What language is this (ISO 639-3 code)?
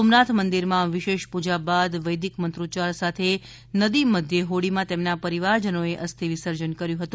guj